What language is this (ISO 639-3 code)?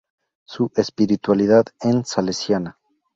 spa